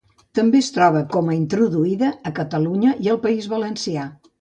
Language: Catalan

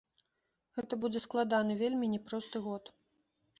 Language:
Belarusian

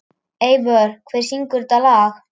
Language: Icelandic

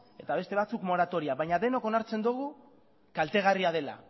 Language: Basque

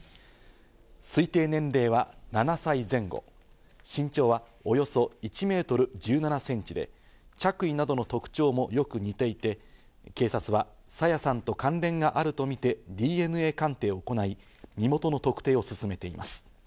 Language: Japanese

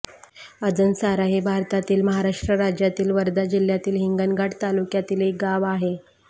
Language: Marathi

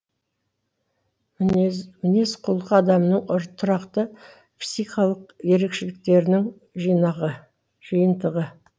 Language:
Kazakh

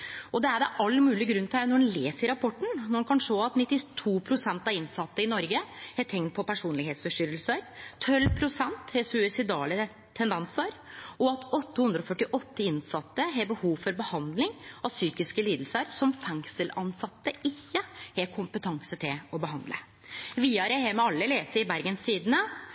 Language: Norwegian Nynorsk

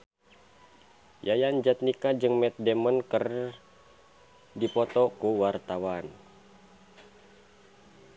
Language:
Sundanese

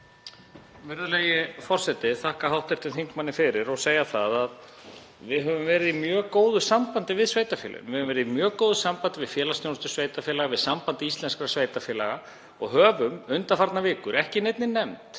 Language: Icelandic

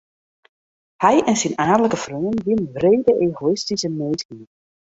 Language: Western Frisian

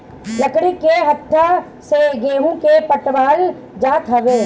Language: Bhojpuri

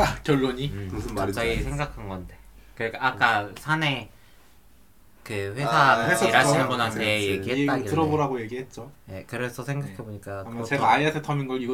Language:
Korean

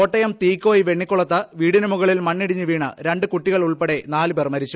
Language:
Malayalam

